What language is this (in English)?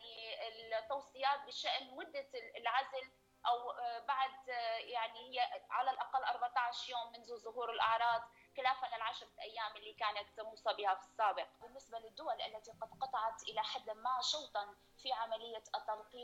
Arabic